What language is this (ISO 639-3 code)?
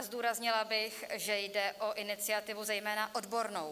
ces